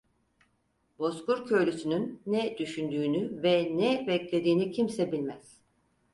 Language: Turkish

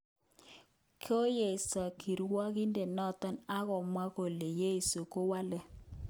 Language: Kalenjin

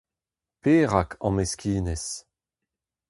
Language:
Breton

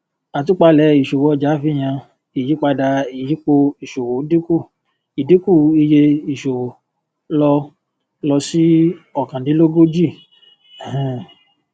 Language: Yoruba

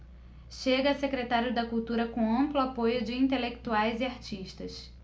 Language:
Portuguese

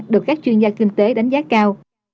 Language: Vietnamese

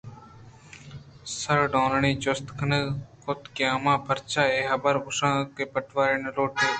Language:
Eastern Balochi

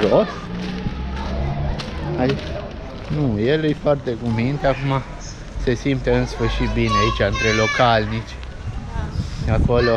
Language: Romanian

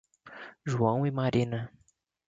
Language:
Portuguese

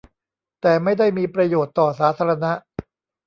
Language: Thai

